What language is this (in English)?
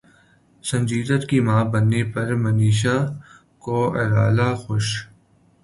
Urdu